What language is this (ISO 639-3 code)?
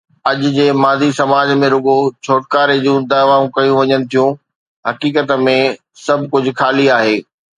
snd